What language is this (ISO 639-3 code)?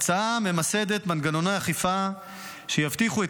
heb